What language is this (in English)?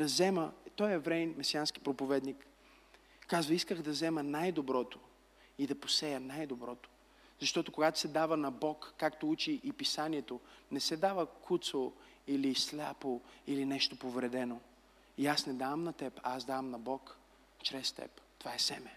Bulgarian